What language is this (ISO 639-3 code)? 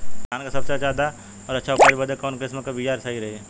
bho